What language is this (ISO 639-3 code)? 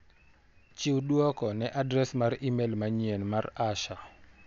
luo